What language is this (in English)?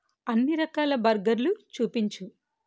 Telugu